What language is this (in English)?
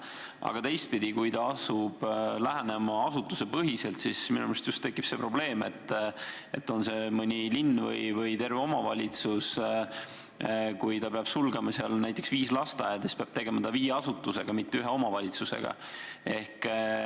Estonian